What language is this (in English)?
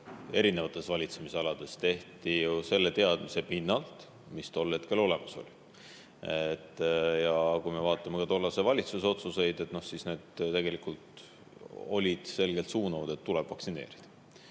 Estonian